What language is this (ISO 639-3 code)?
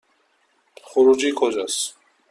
fas